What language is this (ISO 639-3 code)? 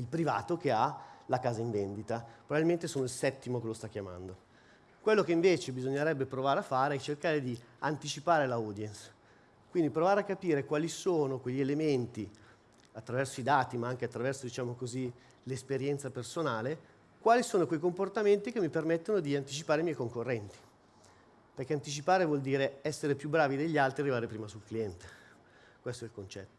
ita